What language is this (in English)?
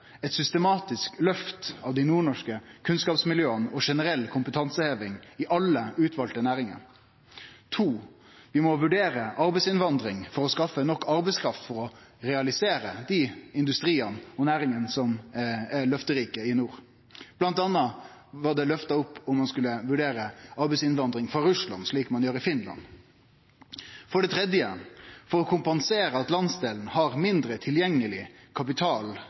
Norwegian Nynorsk